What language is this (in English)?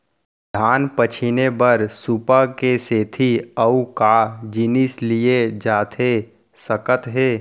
Chhattisgarhi